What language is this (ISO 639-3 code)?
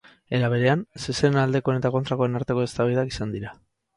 eus